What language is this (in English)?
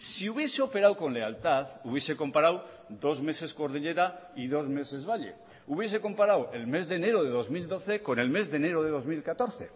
Spanish